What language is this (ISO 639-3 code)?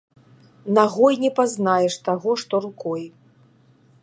bel